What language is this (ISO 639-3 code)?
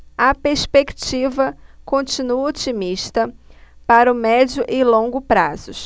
por